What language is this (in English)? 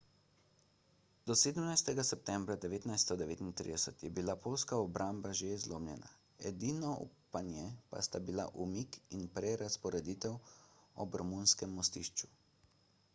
Slovenian